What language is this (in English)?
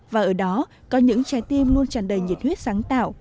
Vietnamese